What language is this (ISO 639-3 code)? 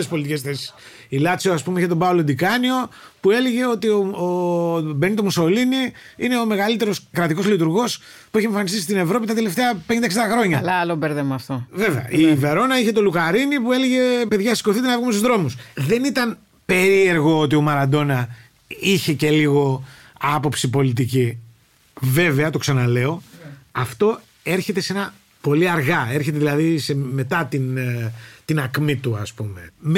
ell